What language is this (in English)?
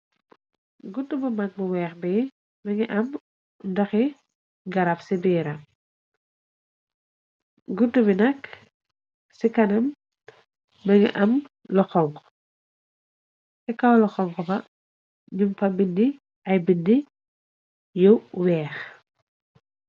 Wolof